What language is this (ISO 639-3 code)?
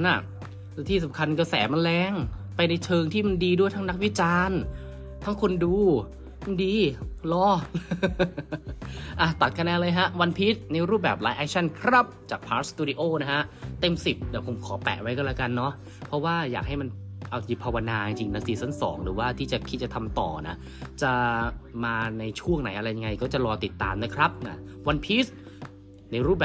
tha